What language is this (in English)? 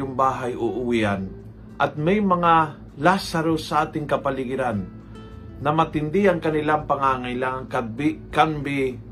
Filipino